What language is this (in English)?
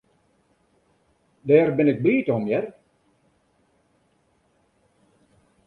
Western Frisian